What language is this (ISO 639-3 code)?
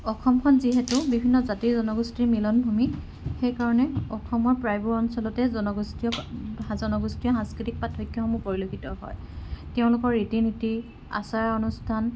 asm